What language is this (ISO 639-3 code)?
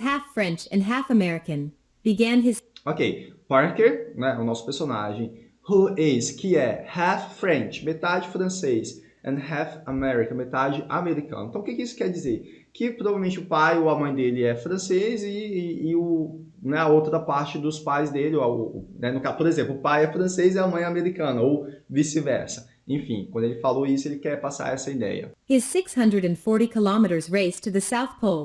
por